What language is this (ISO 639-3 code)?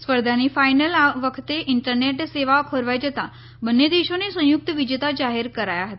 guj